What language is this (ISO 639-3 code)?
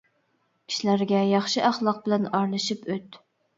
uig